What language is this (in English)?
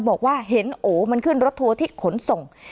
Thai